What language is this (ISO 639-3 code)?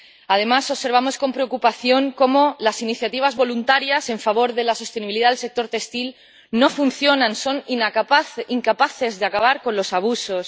spa